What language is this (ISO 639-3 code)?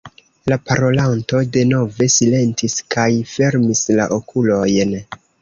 epo